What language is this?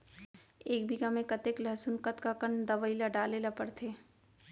Chhattisgarhi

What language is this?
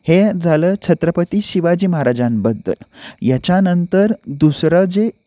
Marathi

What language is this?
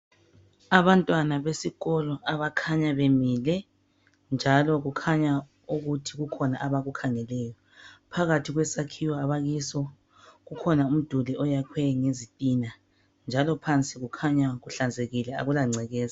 North Ndebele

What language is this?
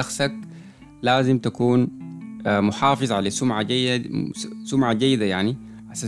Arabic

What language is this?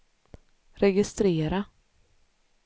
Swedish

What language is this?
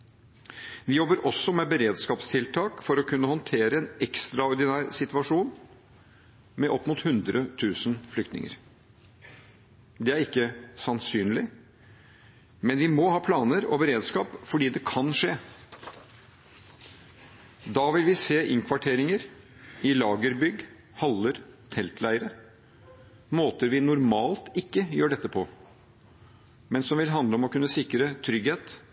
Norwegian Bokmål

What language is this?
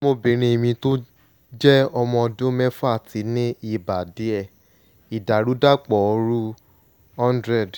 Yoruba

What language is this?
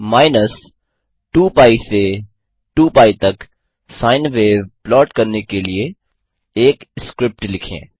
Hindi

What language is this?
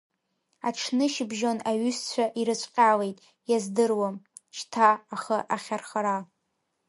Abkhazian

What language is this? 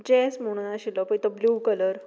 Konkani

